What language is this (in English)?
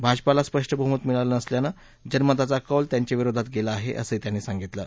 Marathi